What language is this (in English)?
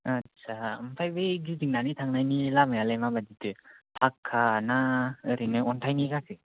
Bodo